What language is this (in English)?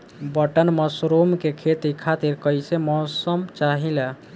Bhojpuri